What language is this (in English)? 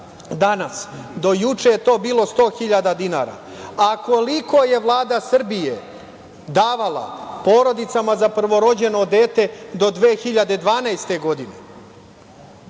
Serbian